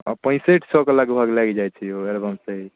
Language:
Maithili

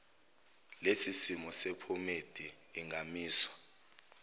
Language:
Zulu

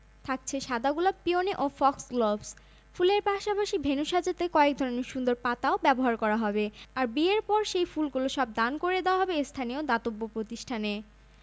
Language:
Bangla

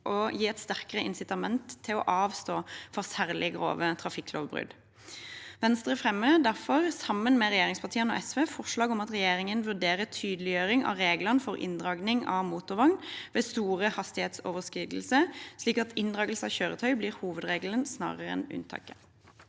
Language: Norwegian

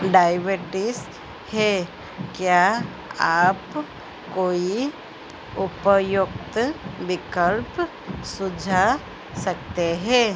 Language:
Hindi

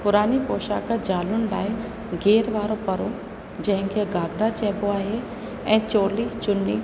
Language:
Sindhi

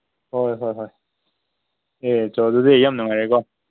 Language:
Manipuri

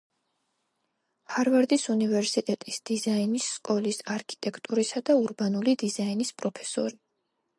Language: Georgian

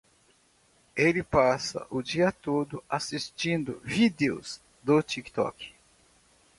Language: Portuguese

